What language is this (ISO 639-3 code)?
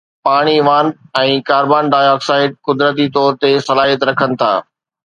snd